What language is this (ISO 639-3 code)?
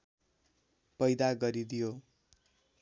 nep